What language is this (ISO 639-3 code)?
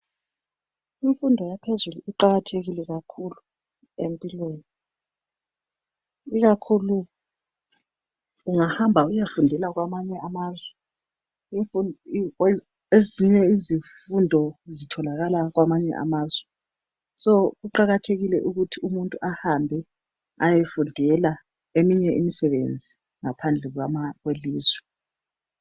nde